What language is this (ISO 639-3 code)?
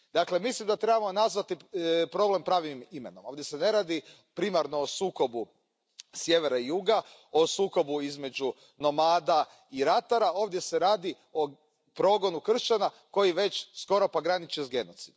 hrv